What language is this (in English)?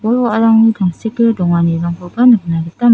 Garo